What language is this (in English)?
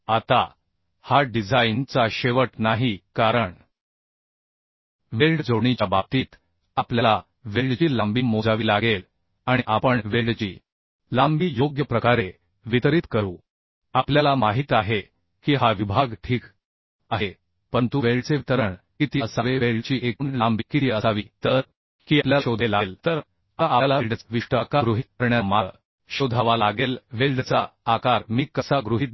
Marathi